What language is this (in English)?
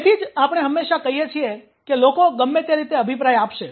Gujarati